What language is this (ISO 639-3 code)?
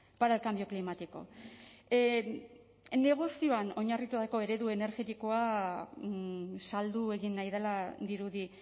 eus